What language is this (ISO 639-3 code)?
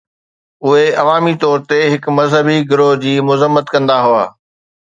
snd